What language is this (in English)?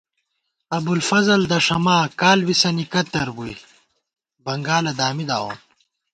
Gawar-Bati